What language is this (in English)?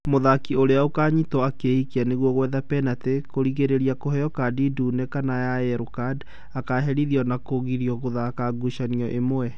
Kikuyu